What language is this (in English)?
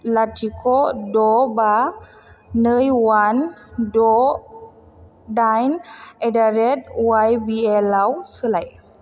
Bodo